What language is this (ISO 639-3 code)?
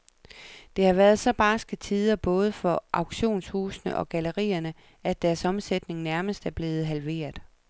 dan